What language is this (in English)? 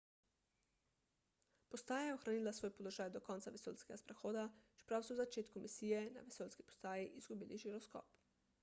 Slovenian